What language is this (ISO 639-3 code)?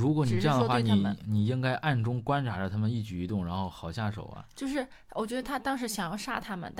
zho